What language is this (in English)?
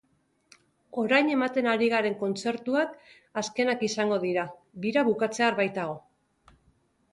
Basque